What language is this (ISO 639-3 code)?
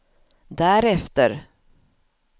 swe